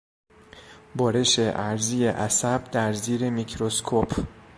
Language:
Persian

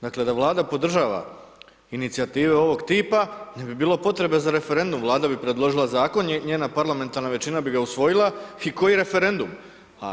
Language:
Croatian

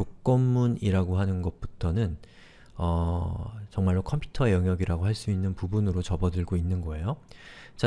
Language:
Korean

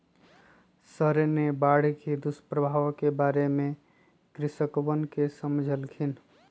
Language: Magahi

